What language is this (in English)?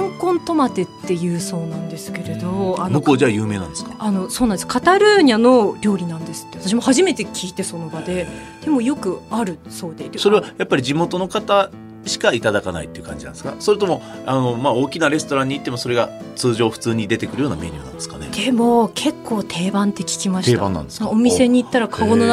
Japanese